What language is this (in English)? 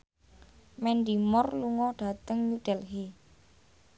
Javanese